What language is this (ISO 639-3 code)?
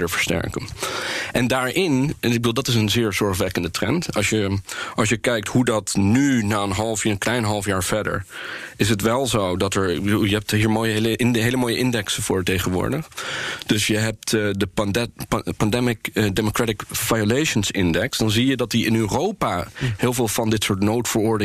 nld